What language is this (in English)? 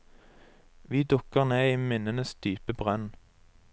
Norwegian